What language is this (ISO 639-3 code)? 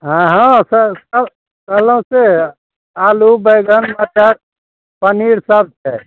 mai